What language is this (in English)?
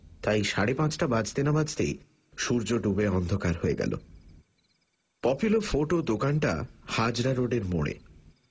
Bangla